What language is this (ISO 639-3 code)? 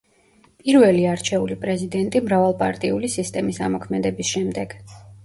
kat